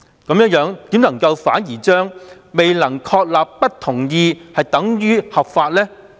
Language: Cantonese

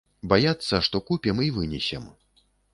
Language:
Belarusian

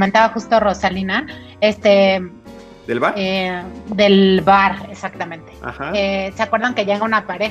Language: Spanish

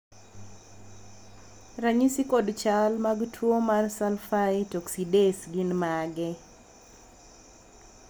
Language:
Luo (Kenya and Tanzania)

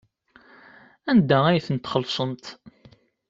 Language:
Kabyle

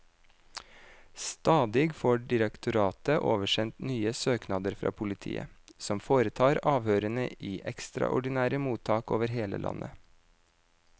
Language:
Norwegian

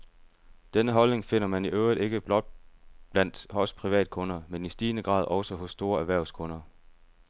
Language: Danish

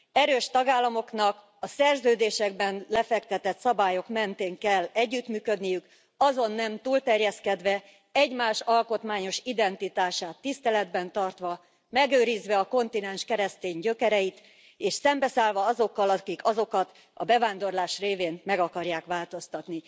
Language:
Hungarian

